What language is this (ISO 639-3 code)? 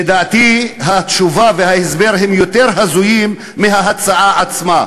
heb